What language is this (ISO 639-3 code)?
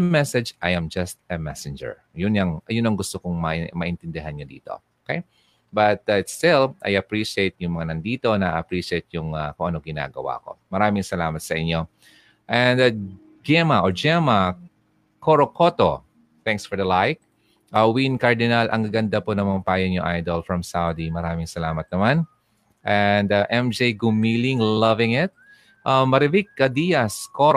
fil